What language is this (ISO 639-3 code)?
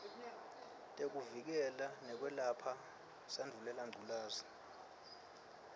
ssw